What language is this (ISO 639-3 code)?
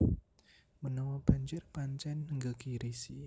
jav